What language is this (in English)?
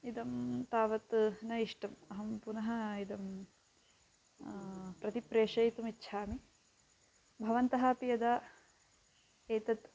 Sanskrit